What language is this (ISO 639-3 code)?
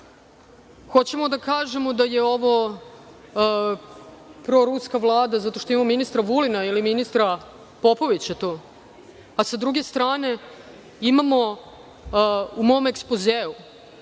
srp